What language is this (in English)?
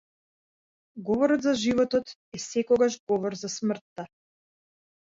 Macedonian